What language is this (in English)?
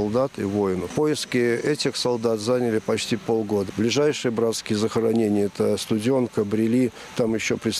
Russian